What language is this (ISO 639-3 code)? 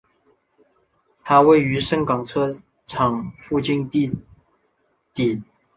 zho